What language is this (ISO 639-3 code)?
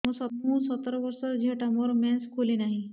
ori